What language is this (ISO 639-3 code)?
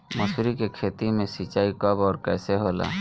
bho